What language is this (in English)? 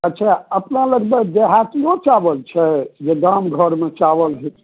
Maithili